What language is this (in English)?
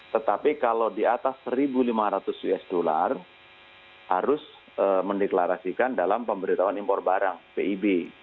Indonesian